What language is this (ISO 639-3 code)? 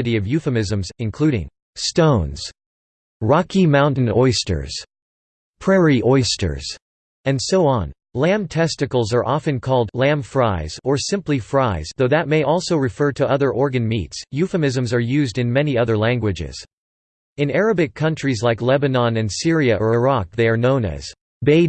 eng